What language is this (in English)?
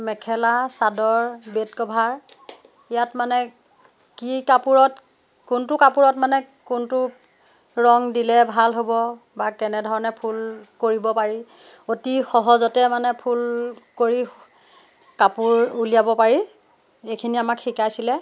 Assamese